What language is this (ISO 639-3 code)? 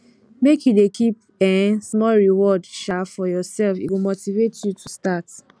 pcm